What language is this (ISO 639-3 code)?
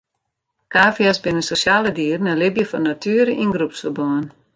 fry